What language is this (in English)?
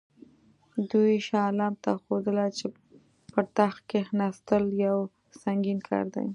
Pashto